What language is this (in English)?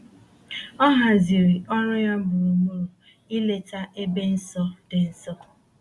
Igbo